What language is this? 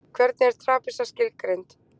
Icelandic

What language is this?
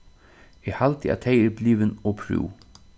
Faroese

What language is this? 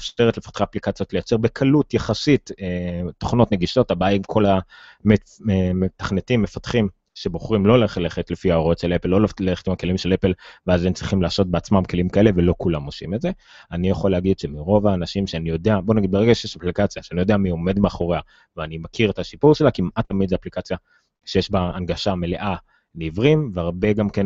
Hebrew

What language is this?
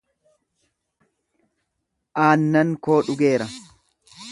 Oromo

